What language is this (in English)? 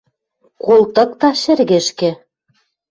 Western Mari